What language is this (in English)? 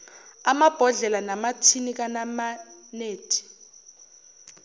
Zulu